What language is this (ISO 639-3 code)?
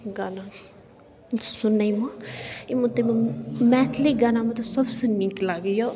mai